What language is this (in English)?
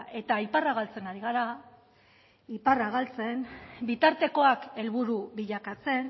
Basque